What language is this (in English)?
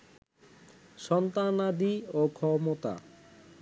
Bangla